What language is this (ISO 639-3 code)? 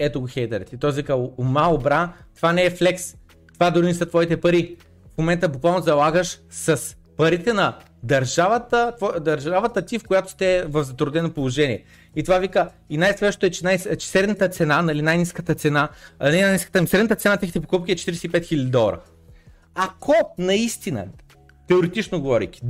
bul